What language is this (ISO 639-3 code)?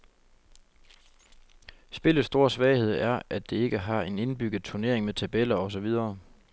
dan